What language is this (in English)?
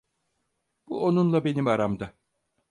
Turkish